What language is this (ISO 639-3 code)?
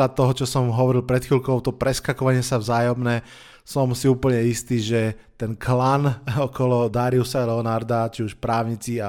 slk